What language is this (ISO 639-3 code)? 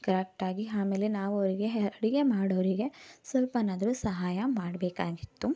kan